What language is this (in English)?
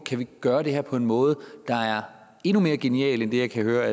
Danish